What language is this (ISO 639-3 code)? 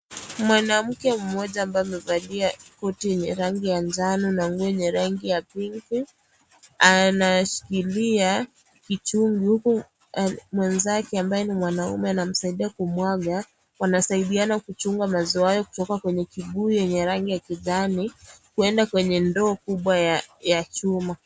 swa